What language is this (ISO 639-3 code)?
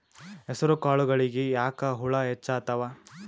kan